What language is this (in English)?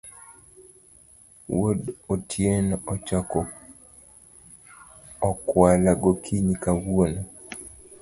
Luo (Kenya and Tanzania)